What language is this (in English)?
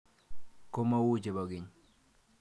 Kalenjin